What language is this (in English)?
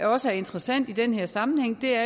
Danish